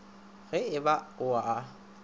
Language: Northern Sotho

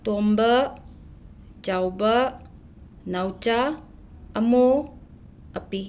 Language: Manipuri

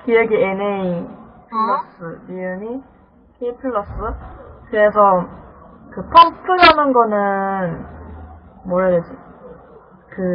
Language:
Korean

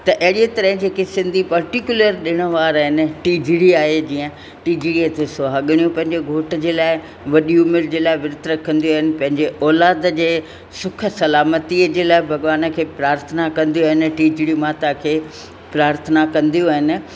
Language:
Sindhi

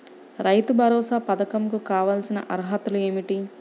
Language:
Telugu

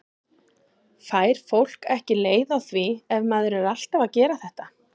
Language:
Icelandic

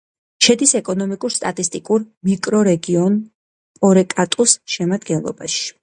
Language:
Georgian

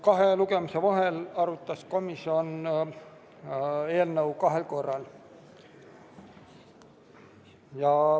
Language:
Estonian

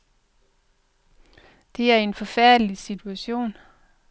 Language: Danish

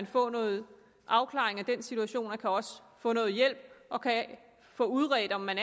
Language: Danish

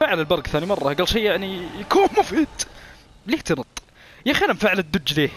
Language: Arabic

